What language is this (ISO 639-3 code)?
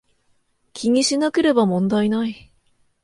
jpn